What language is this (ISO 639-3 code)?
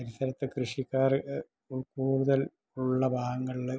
mal